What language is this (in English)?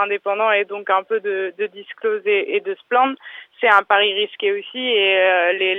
French